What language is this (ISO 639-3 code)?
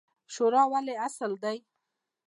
pus